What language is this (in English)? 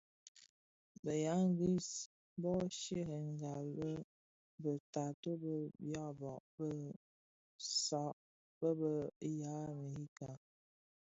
Bafia